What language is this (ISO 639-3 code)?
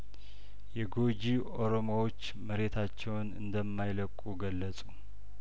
amh